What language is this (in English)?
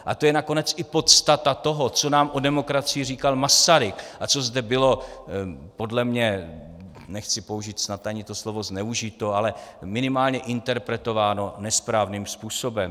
Czech